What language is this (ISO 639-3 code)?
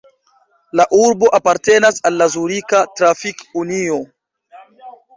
epo